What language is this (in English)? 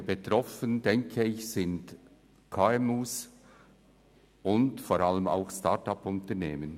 Swiss German